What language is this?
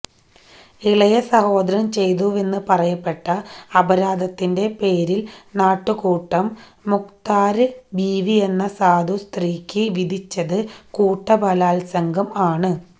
Malayalam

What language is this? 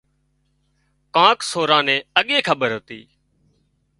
Wadiyara Koli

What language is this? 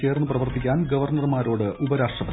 Malayalam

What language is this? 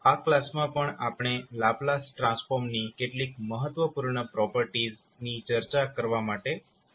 Gujarati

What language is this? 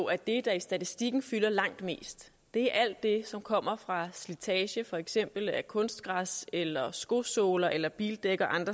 Danish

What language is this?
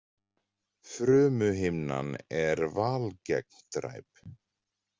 Icelandic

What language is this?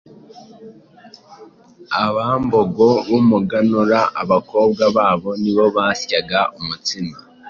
Kinyarwanda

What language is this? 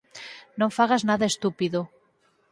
Galician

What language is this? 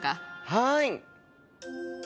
Japanese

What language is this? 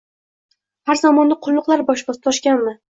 Uzbek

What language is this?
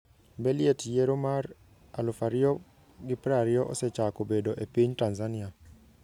Luo (Kenya and Tanzania)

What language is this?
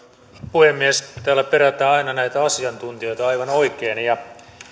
Finnish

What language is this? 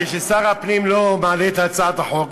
Hebrew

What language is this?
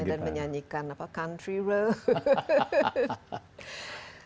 Indonesian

